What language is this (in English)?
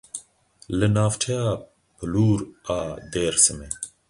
Kurdish